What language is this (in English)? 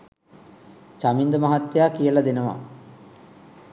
Sinhala